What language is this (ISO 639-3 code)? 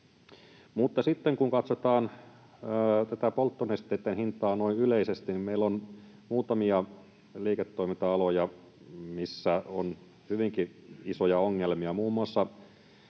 fin